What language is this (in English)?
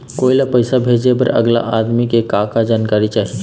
Chhattisgarhi